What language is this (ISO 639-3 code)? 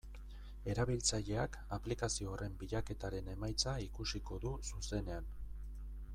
eus